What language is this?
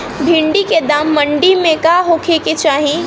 Bhojpuri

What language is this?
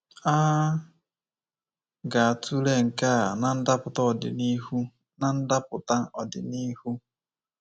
Igbo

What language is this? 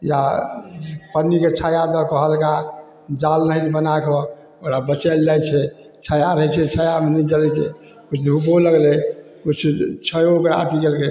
Maithili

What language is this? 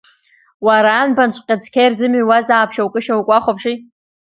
Abkhazian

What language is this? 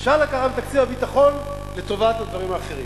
Hebrew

